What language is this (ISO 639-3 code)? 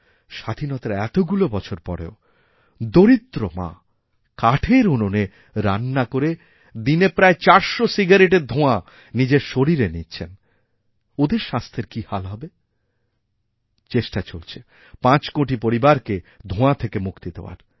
ben